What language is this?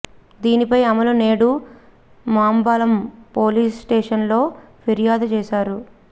Telugu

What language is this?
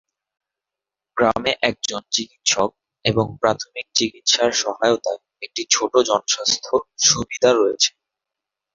Bangla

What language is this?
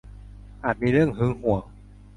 Thai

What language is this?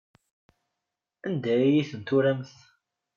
Kabyle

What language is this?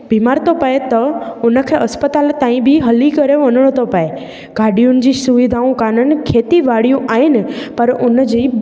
Sindhi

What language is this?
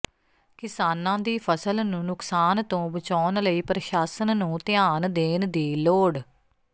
Punjabi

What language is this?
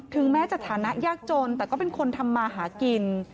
Thai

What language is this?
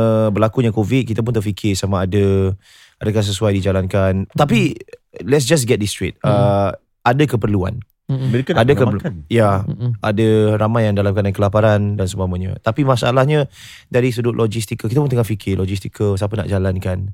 Malay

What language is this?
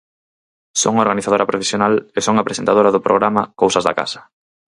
Galician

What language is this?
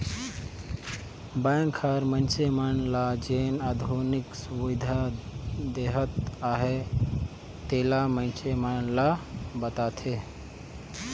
Chhattisgarhi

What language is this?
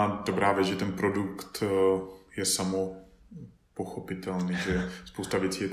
Czech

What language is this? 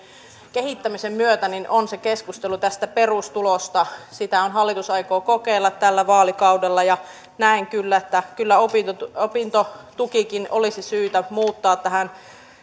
Finnish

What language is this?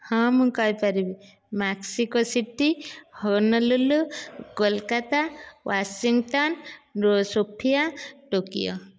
Odia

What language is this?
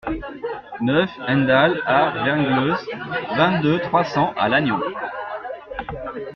French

